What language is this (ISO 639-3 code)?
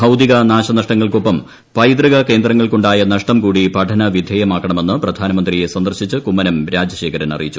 mal